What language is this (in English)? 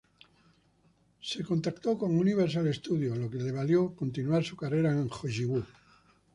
Spanish